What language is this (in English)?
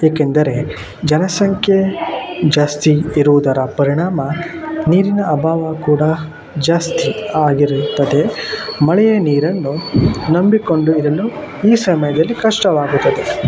Kannada